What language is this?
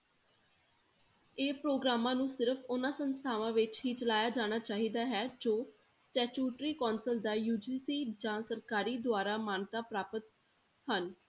Punjabi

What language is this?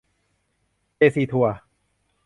Thai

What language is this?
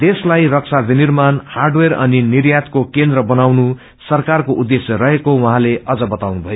Nepali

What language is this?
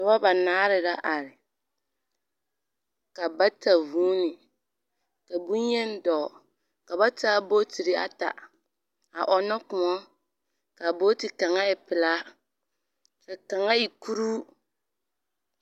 Southern Dagaare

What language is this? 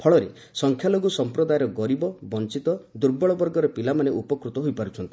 Odia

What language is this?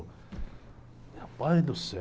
Portuguese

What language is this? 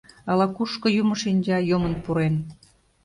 Mari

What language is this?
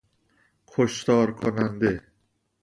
Persian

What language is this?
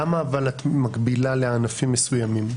Hebrew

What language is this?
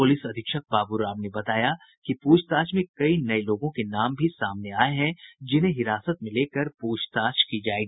Hindi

